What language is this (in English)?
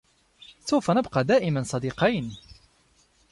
Arabic